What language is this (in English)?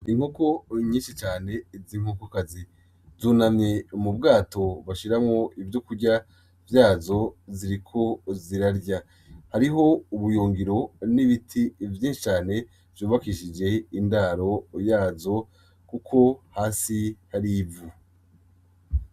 Rundi